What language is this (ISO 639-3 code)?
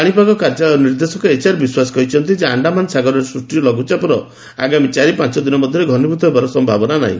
ori